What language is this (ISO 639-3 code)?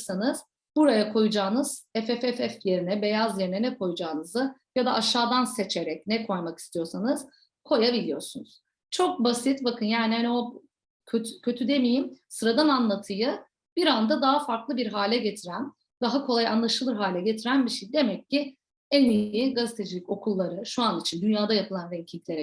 tur